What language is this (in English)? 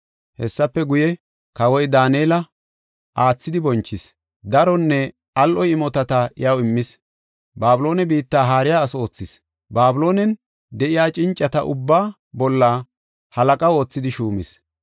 Gofa